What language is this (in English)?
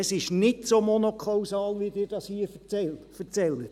Swiss German